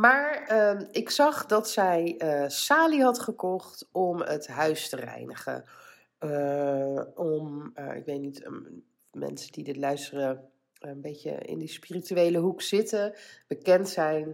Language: Dutch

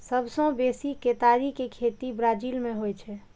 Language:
Maithili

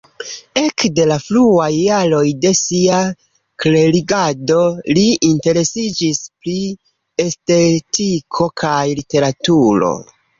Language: Esperanto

